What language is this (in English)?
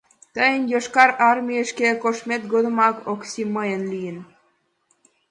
Mari